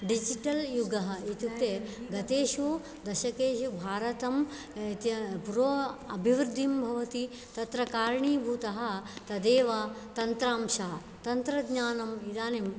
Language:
Sanskrit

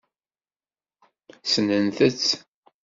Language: Kabyle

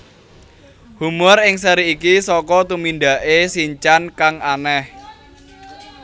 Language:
Javanese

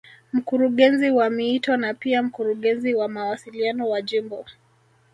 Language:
Swahili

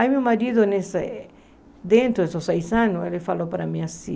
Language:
Portuguese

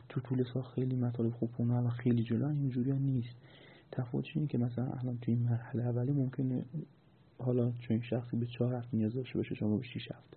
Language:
Persian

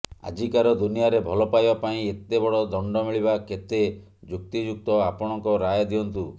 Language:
Odia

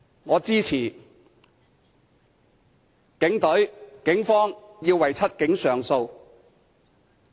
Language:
Cantonese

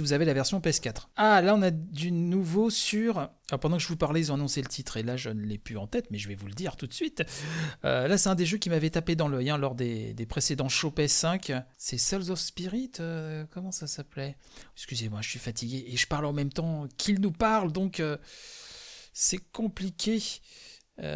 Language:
French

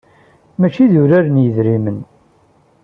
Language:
Kabyle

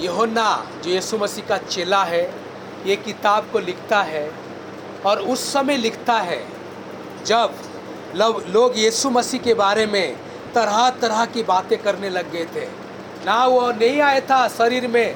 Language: Hindi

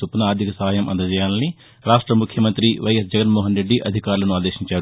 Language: Telugu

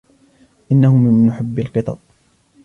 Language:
Arabic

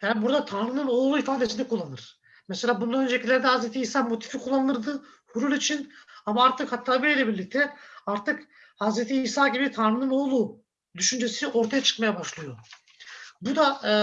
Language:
Turkish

